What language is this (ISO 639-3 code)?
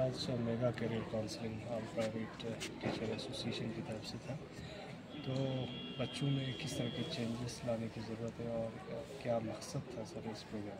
hin